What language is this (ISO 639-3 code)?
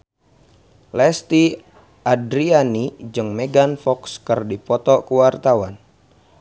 sun